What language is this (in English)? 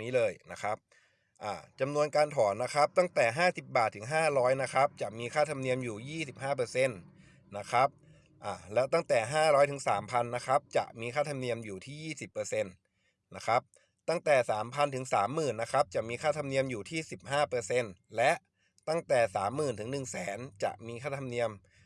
Thai